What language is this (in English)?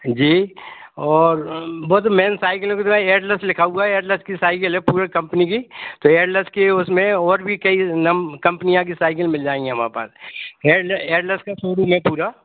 Hindi